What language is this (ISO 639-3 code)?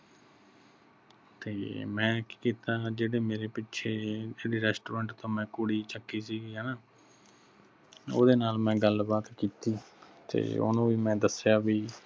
pan